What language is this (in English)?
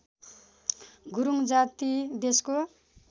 Nepali